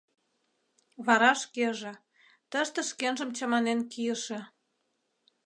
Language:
Mari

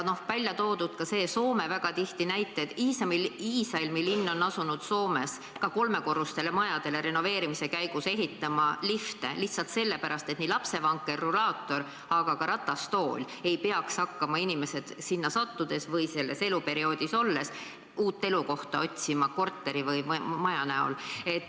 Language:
Estonian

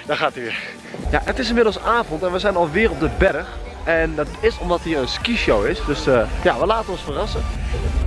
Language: Dutch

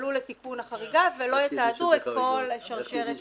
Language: Hebrew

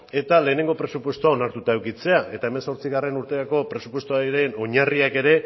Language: Basque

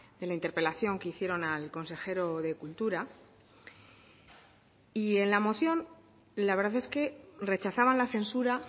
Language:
Spanish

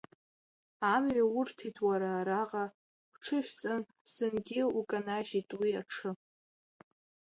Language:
Abkhazian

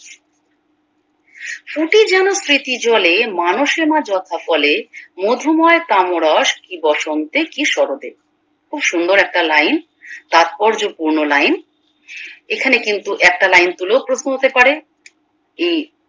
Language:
Bangla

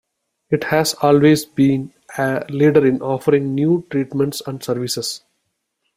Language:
English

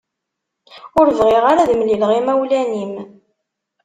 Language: Kabyle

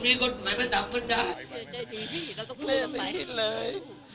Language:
Thai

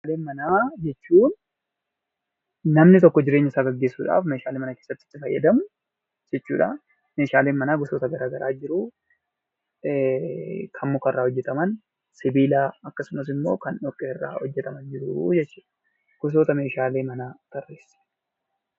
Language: Oromo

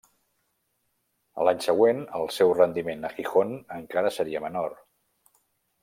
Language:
Catalan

